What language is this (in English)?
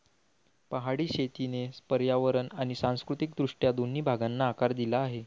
Marathi